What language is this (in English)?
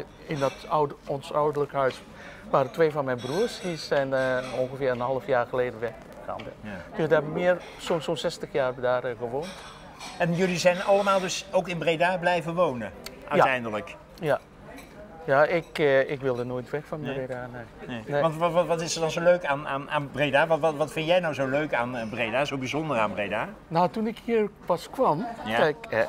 Dutch